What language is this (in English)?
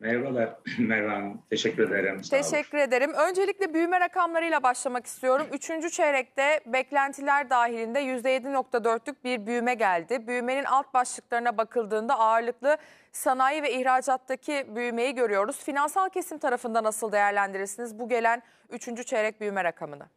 Turkish